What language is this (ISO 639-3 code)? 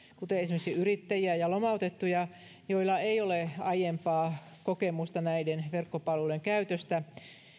fin